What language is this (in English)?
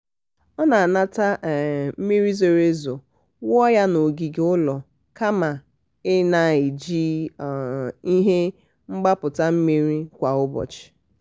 Igbo